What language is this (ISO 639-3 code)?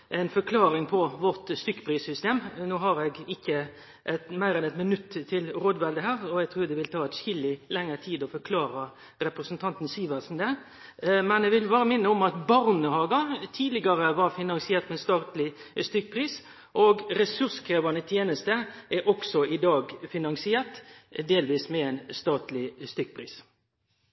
nno